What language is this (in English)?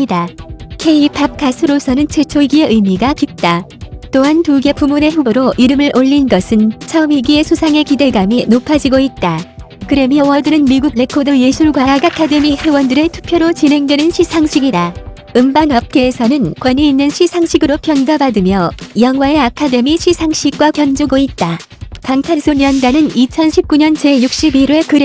Korean